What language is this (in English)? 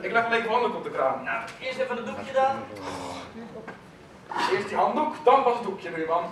Dutch